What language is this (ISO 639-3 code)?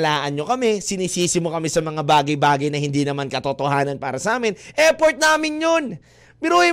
fil